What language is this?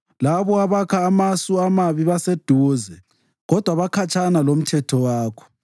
North Ndebele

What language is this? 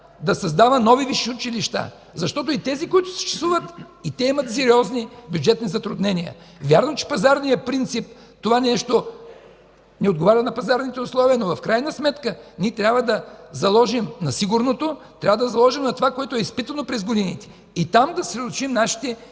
Bulgarian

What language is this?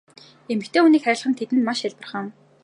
Mongolian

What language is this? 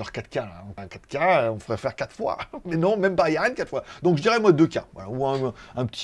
French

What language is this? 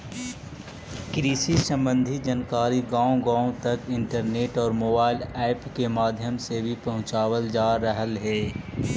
Magahi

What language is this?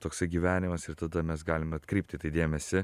Lithuanian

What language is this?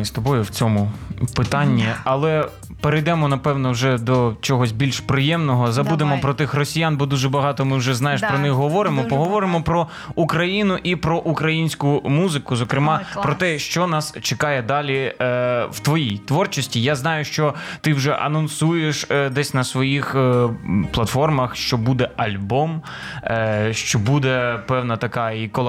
Ukrainian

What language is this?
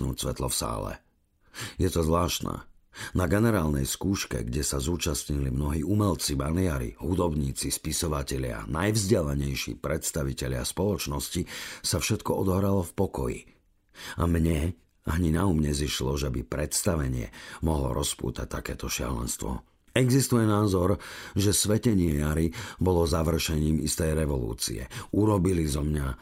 Slovak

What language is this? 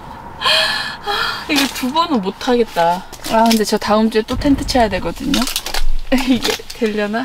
Korean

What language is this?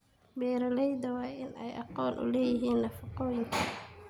Somali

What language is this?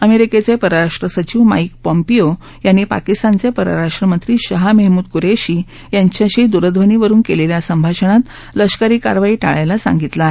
Marathi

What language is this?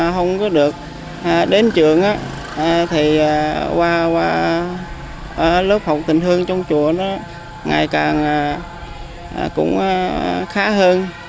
Vietnamese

